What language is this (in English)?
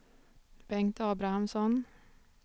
Swedish